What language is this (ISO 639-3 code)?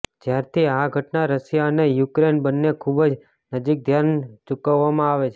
guj